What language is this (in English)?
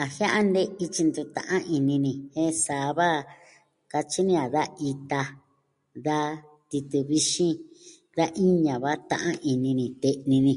Southwestern Tlaxiaco Mixtec